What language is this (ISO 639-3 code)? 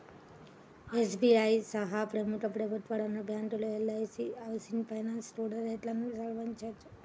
tel